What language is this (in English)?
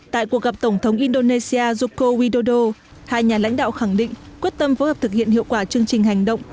Vietnamese